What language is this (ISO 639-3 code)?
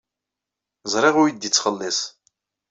kab